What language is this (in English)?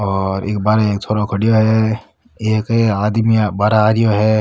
Rajasthani